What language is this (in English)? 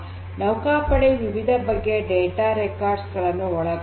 Kannada